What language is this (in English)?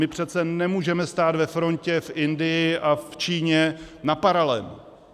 Czech